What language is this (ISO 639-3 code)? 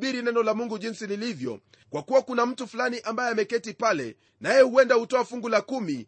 swa